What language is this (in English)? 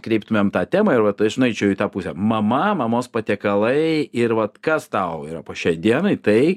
Lithuanian